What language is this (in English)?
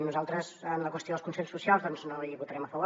Catalan